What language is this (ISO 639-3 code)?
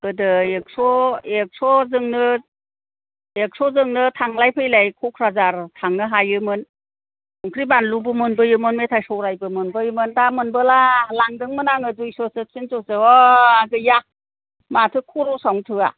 brx